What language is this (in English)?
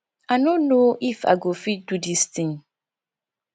Nigerian Pidgin